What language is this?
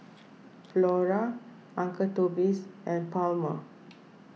English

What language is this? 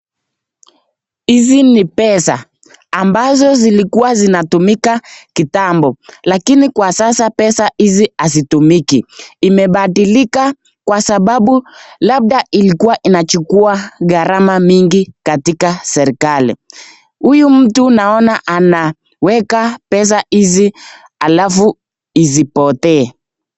Swahili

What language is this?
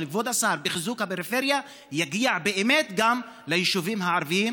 Hebrew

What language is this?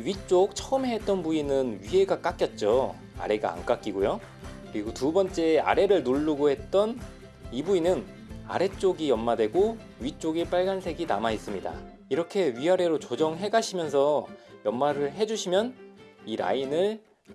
Korean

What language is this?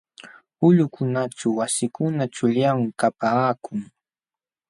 Jauja Wanca Quechua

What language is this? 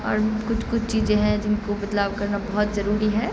Urdu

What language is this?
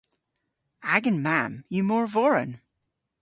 Cornish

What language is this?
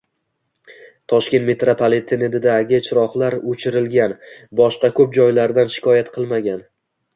Uzbek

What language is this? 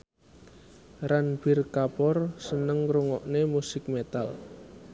Javanese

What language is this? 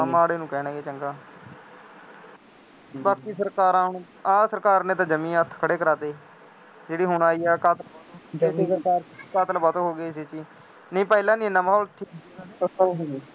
Punjabi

